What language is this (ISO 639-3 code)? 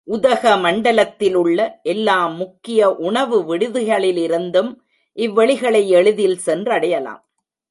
tam